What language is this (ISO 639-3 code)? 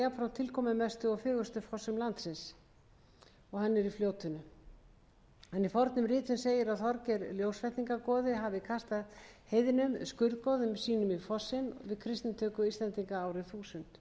isl